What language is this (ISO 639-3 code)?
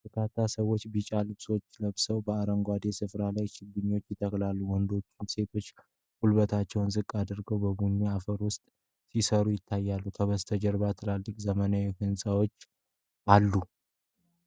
amh